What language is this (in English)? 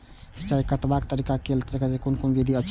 Maithili